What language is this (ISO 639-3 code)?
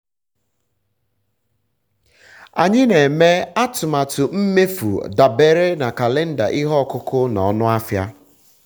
ibo